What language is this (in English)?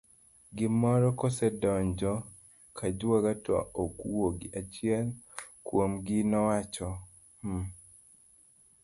Luo (Kenya and Tanzania)